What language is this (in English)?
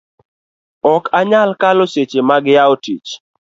Luo (Kenya and Tanzania)